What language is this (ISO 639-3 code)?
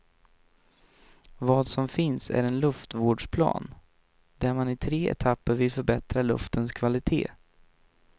swe